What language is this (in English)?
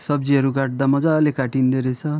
Nepali